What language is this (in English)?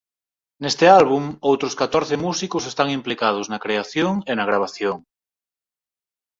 Galician